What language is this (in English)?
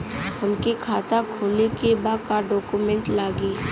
Bhojpuri